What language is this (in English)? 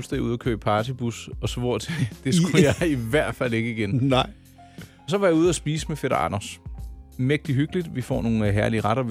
Danish